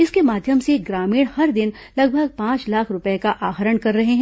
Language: Hindi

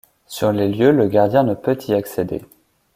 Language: French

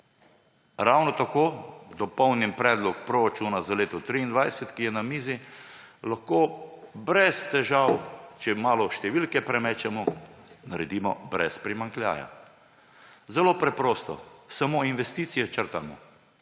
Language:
Slovenian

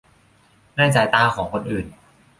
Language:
Thai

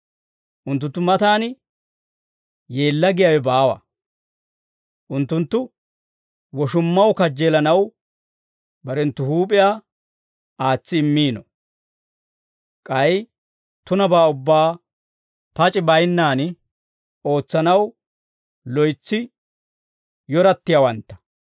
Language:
Dawro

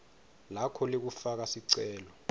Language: Swati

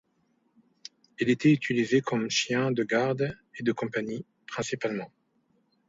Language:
French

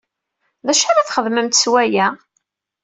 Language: Kabyle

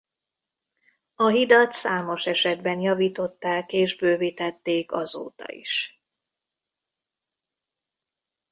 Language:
Hungarian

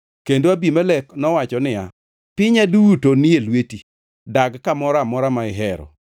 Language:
Luo (Kenya and Tanzania)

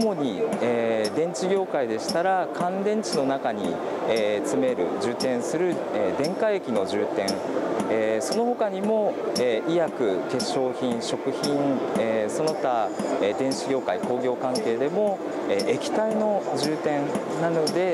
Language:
Japanese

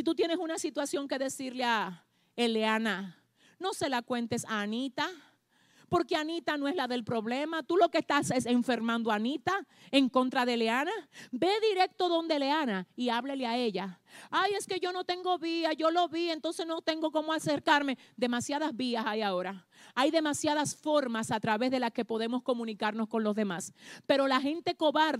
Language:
Spanish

